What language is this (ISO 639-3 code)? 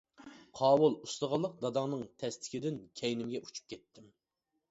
uig